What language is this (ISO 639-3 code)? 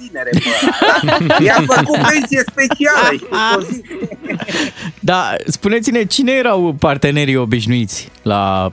ron